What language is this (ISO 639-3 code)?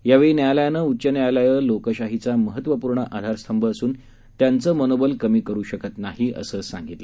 mar